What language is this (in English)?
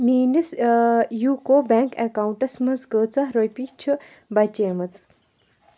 Kashmiri